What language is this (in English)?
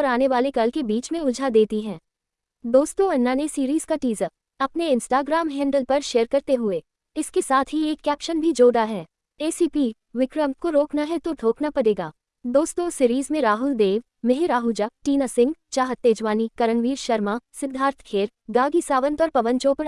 Hindi